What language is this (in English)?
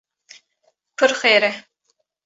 Kurdish